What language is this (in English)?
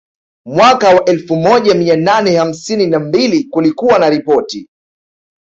Swahili